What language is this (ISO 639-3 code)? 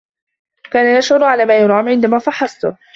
ara